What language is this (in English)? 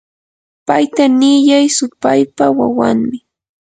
Yanahuanca Pasco Quechua